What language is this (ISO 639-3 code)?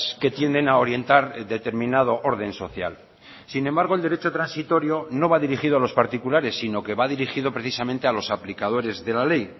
spa